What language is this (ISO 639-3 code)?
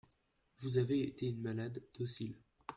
fra